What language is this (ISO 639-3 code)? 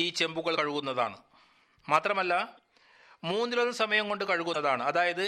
mal